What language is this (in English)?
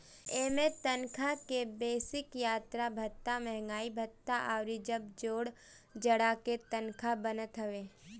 Bhojpuri